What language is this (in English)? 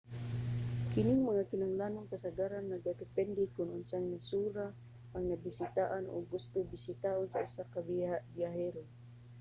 Cebuano